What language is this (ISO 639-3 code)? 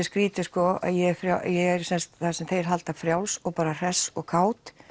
isl